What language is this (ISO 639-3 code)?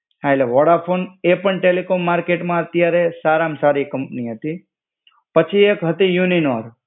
guj